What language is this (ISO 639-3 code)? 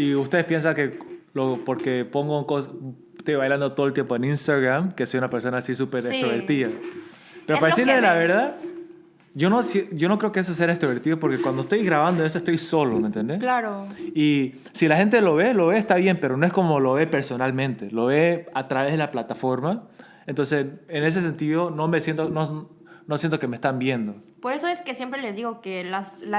spa